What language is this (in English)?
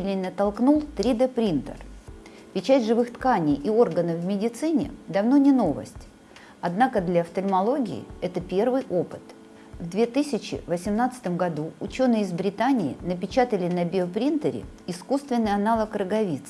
Russian